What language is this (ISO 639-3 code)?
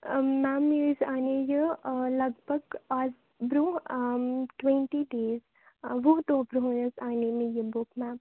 kas